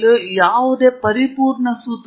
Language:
Kannada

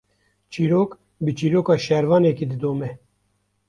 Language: Kurdish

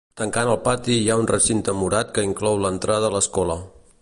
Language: Catalan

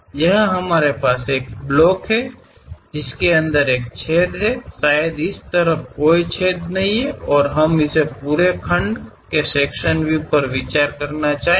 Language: Kannada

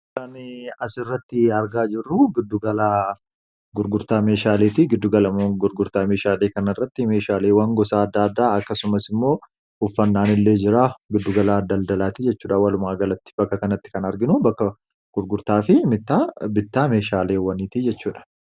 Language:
Oromo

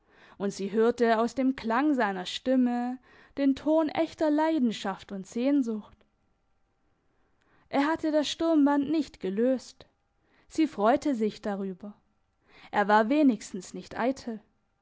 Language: German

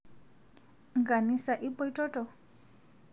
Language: Masai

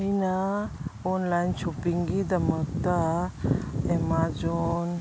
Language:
Manipuri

